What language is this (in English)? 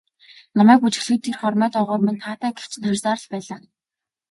Mongolian